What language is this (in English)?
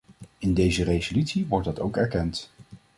Dutch